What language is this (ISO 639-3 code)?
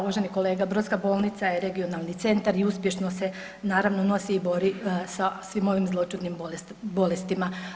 hrv